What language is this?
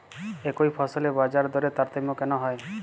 Bangla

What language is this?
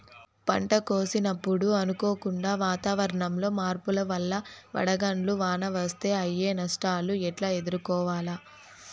Telugu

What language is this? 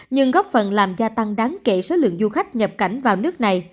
Vietnamese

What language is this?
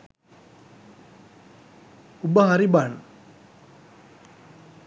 Sinhala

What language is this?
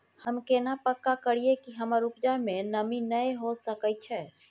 Maithili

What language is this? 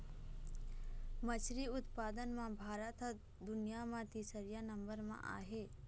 Chhattisgarhi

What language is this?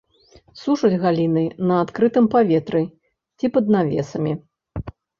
Belarusian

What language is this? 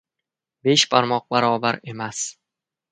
Uzbek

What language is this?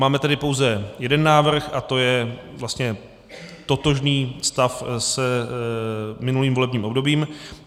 Czech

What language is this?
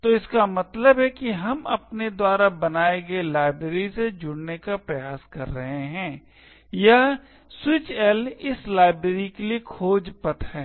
Hindi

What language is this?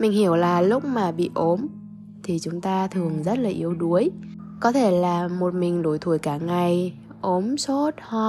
Vietnamese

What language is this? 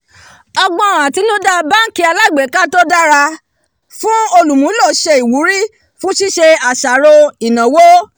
Yoruba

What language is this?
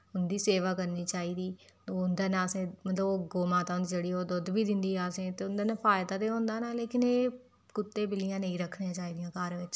Dogri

